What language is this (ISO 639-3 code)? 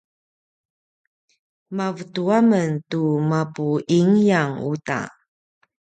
pwn